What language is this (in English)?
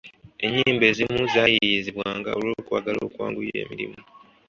Ganda